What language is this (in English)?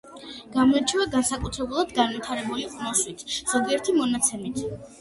Georgian